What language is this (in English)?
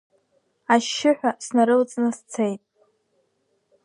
Abkhazian